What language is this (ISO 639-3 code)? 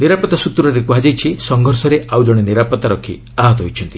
ori